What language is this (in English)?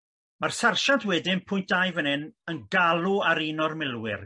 Welsh